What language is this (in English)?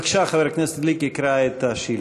Hebrew